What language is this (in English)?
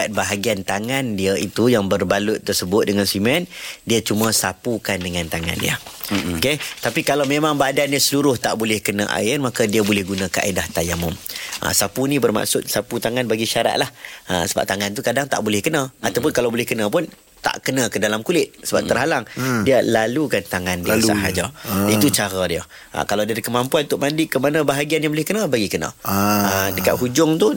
Malay